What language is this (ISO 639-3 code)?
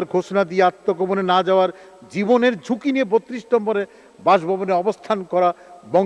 ind